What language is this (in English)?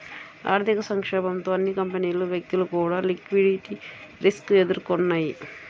Telugu